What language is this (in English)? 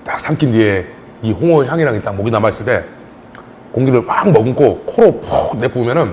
Korean